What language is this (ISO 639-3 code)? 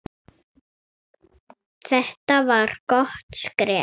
isl